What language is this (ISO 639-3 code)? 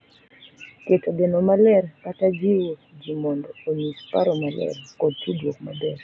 luo